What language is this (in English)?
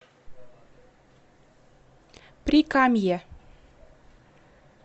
Russian